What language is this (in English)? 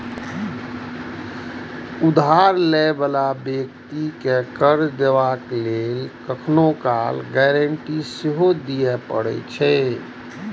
Maithili